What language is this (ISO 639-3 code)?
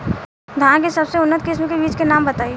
bho